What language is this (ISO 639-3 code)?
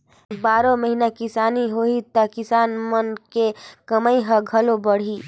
hne